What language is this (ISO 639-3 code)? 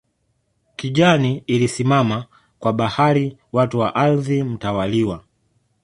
swa